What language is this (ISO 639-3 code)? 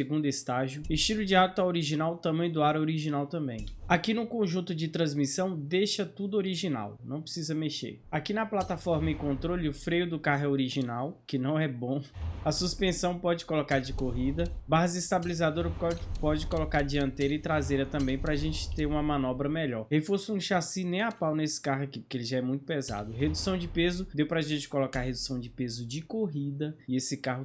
por